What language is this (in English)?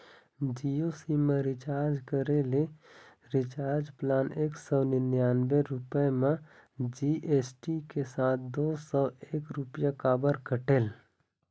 Chhattisgarhi